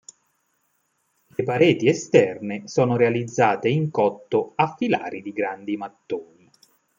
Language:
Italian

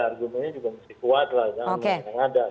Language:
Indonesian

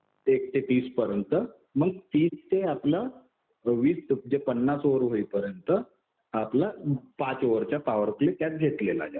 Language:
Marathi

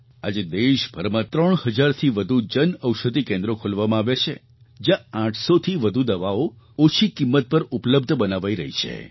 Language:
Gujarati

